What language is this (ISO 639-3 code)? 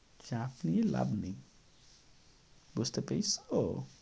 ben